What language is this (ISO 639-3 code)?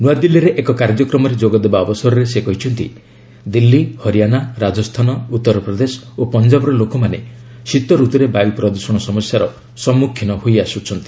ori